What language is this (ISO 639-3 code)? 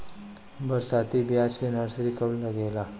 bho